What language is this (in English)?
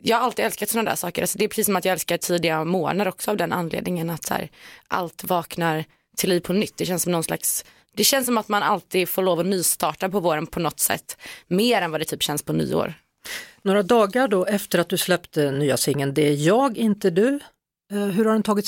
Swedish